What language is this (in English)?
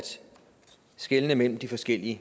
Danish